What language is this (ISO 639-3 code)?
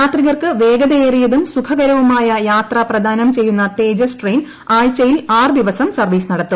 mal